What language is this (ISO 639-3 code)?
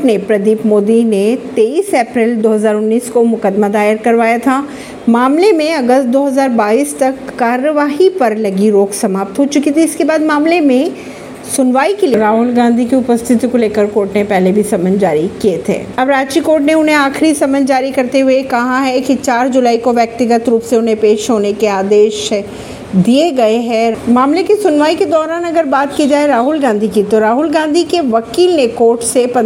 hin